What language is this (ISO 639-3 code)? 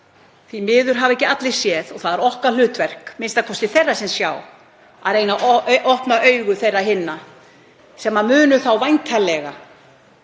isl